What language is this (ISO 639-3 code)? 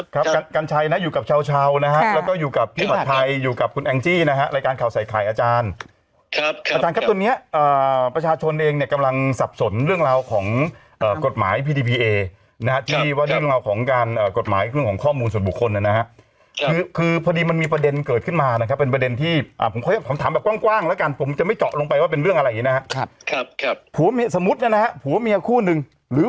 tha